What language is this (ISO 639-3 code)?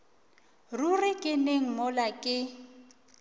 nso